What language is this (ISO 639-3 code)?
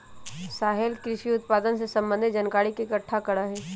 mag